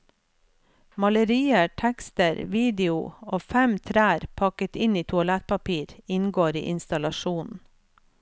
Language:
Norwegian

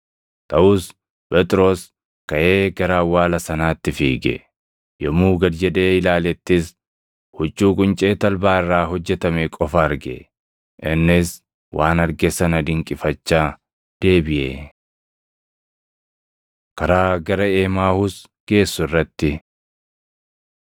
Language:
Oromo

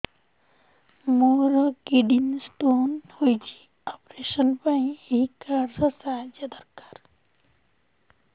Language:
Odia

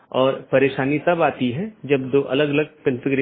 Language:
Hindi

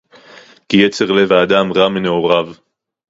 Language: Hebrew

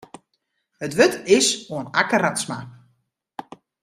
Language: Western Frisian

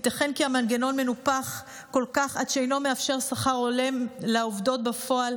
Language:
Hebrew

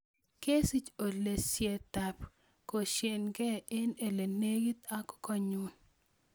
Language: Kalenjin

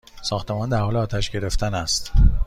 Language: Persian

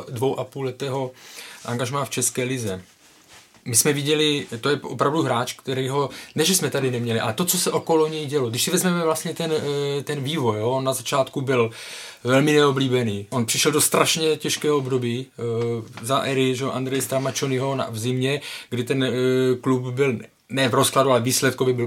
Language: Czech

